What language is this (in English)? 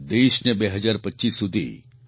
Gujarati